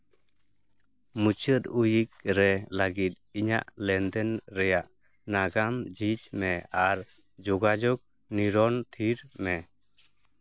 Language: Santali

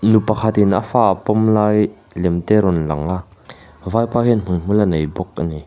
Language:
Mizo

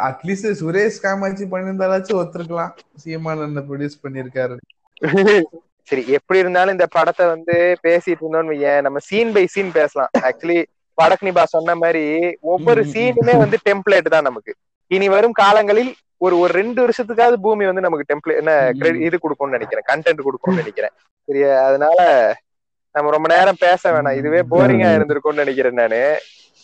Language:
Tamil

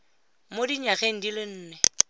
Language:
Tswana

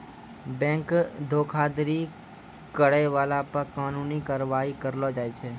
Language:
Maithili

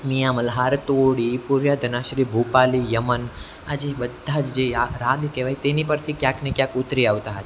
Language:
Gujarati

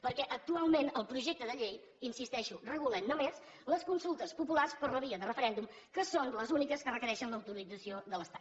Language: Catalan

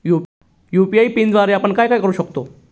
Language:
Marathi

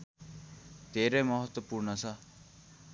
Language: Nepali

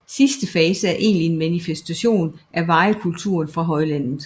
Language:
Danish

